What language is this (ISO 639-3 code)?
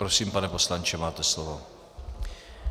ces